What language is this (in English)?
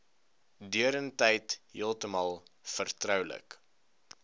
Afrikaans